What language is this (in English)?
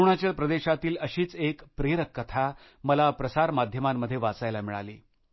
Marathi